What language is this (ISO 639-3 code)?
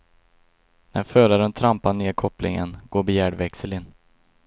swe